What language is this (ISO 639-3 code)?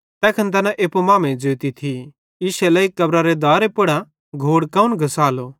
bhd